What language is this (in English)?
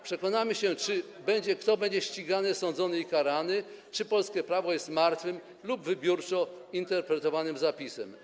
Polish